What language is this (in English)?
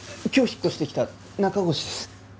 Japanese